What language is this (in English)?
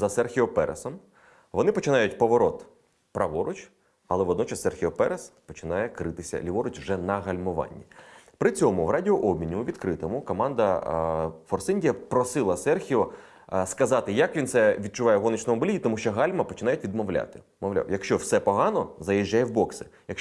Ukrainian